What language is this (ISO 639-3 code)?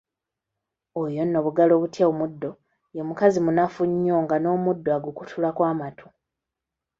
lug